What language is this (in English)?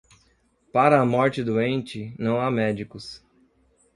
Portuguese